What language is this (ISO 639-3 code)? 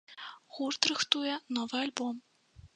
bel